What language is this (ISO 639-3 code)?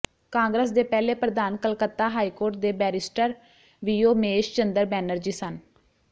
pan